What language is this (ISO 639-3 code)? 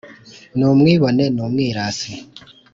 kin